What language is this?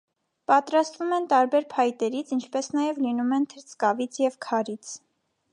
Armenian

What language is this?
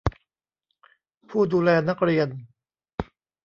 Thai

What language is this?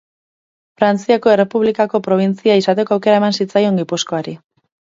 Basque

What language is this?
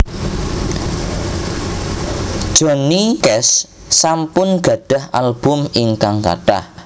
Javanese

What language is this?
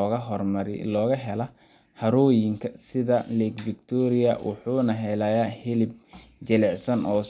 Somali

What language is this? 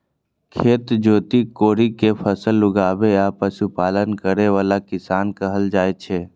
Maithili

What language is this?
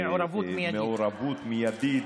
Hebrew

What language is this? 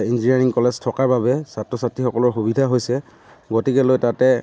Assamese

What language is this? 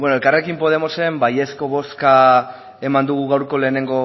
Basque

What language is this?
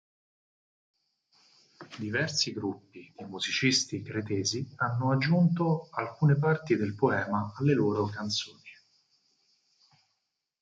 Italian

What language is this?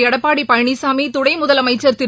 Tamil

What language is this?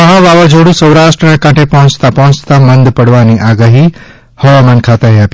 Gujarati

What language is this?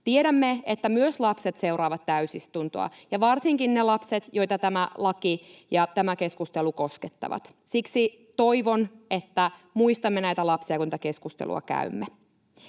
Finnish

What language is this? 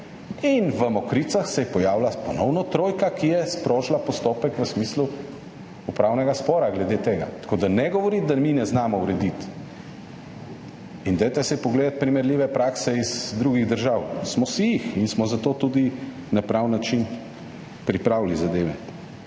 Slovenian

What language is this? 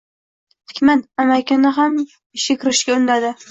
Uzbek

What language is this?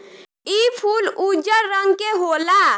Bhojpuri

